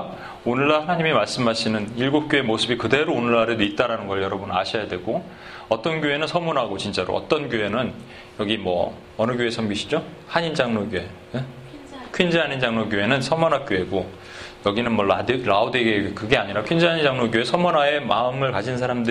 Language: Korean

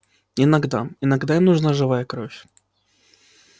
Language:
Russian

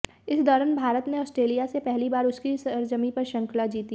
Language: Hindi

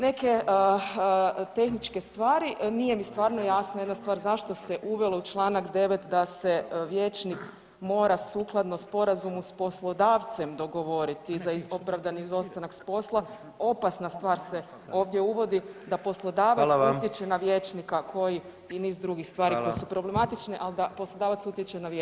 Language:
Croatian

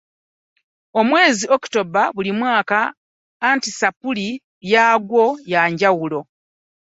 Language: Ganda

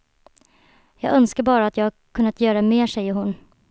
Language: Swedish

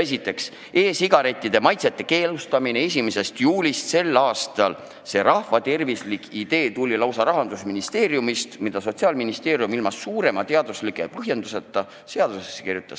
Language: Estonian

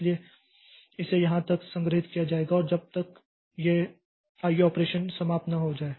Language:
Hindi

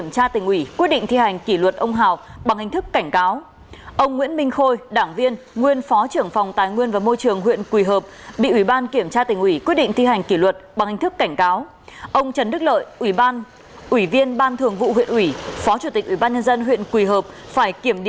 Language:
Vietnamese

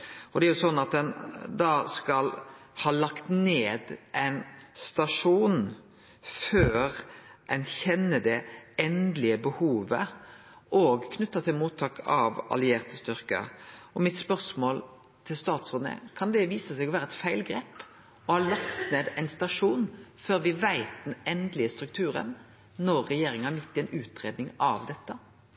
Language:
Norwegian Nynorsk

